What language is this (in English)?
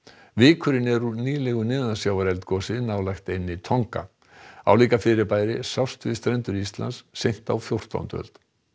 Icelandic